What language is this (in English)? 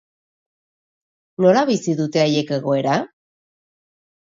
Basque